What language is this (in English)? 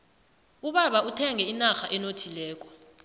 South Ndebele